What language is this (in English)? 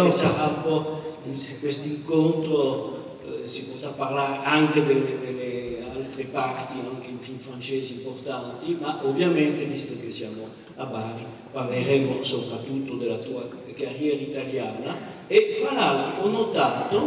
Italian